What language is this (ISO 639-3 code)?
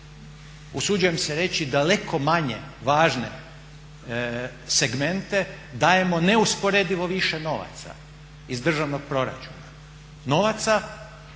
hrv